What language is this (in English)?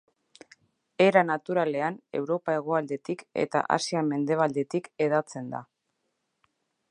Basque